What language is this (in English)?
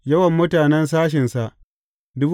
Hausa